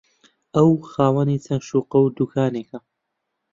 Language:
Central Kurdish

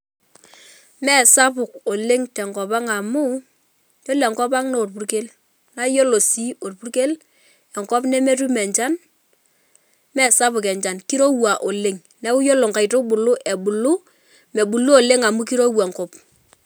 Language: Masai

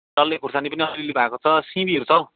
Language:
Nepali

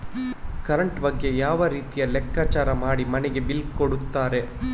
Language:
Kannada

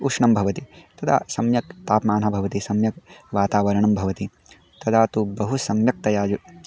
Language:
Sanskrit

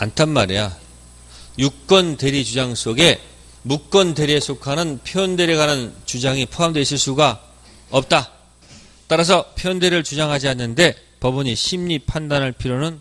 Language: Korean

